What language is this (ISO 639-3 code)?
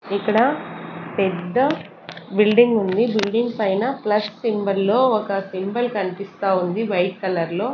tel